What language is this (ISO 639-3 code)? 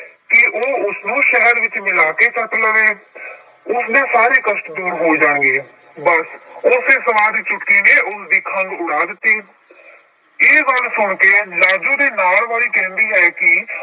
pan